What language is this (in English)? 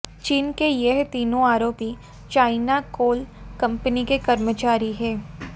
Hindi